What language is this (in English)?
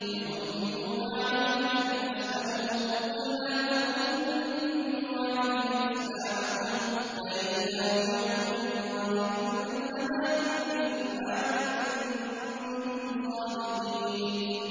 Arabic